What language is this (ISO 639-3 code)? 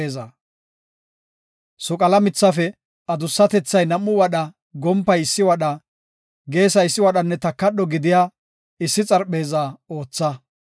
gof